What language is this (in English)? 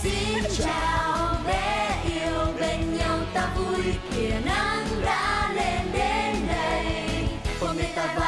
Vietnamese